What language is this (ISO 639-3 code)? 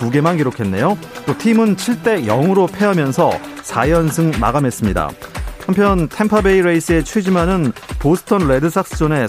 kor